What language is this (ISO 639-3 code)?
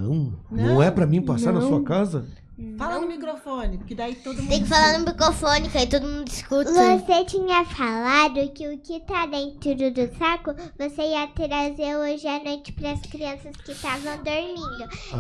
por